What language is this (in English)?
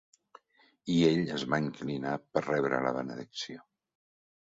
Catalan